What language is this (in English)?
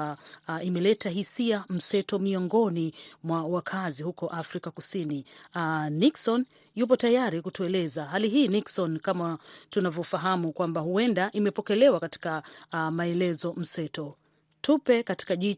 Swahili